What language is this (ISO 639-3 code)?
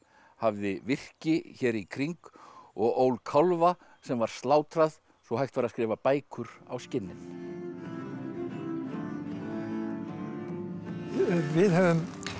isl